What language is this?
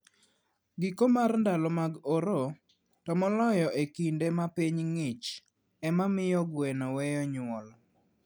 Luo (Kenya and Tanzania)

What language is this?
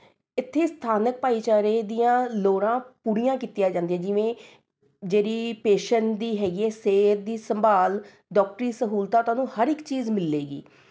Punjabi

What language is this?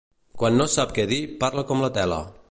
Catalan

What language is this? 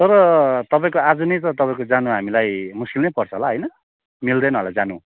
Nepali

